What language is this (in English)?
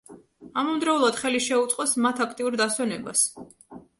Georgian